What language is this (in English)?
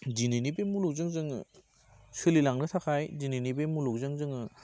Bodo